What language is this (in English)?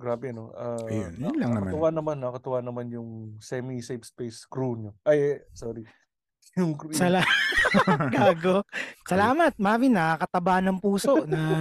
Filipino